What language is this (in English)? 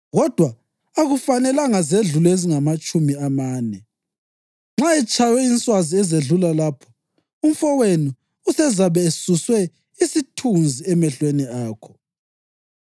North Ndebele